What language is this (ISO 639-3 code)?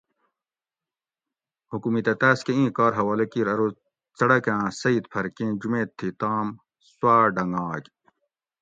gwc